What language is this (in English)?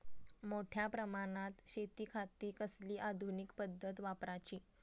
Marathi